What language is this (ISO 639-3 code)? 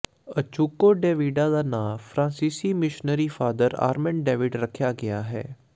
pan